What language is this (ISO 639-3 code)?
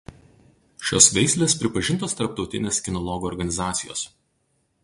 lit